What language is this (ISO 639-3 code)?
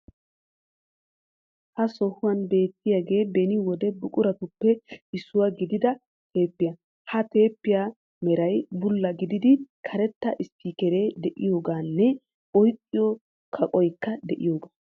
wal